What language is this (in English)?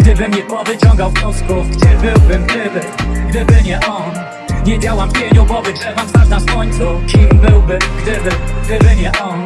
Polish